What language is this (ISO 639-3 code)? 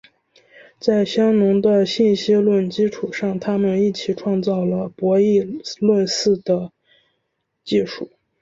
zho